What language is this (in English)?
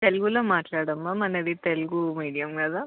Telugu